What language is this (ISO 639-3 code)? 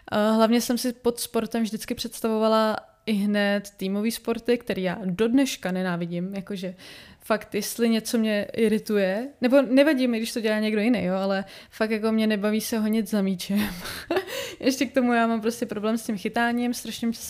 ces